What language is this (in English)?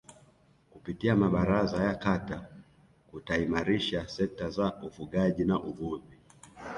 Swahili